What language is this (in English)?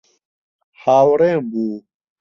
Central Kurdish